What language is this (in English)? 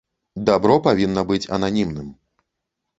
Belarusian